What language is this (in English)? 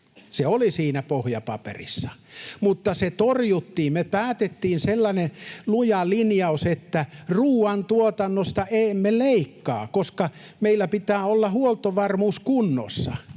Finnish